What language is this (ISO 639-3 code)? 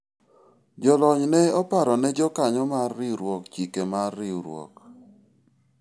luo